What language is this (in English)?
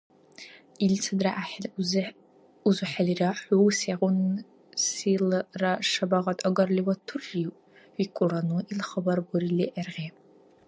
Dargwa